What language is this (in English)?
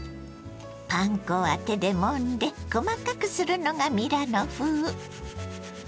Japanese